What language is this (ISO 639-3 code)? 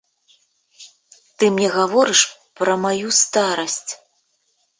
bel